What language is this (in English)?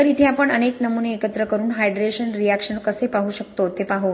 Marathi